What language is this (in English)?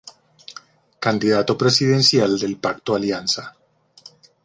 Spanish